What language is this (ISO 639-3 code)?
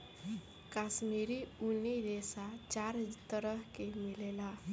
bho